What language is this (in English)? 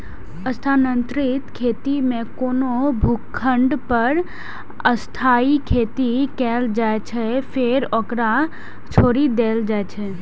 Maithili